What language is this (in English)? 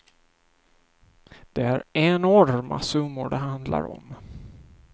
Swedish